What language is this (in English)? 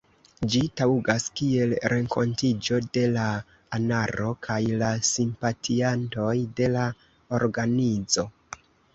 Esperanto